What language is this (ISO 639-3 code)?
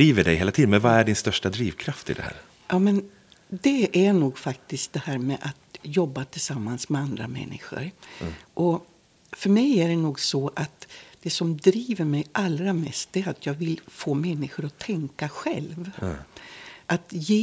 swe